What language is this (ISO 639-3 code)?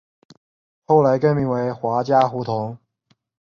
zho